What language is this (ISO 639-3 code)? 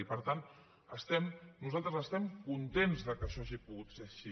cat